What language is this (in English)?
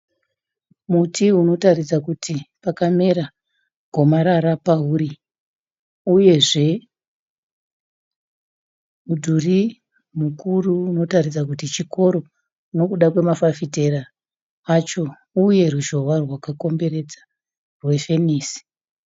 Shona